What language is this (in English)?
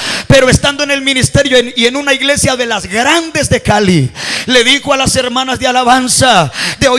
Spanish